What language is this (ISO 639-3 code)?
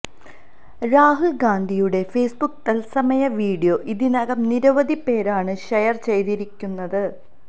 mal